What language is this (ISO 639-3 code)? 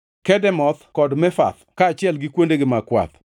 luo